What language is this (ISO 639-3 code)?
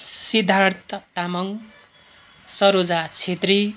nep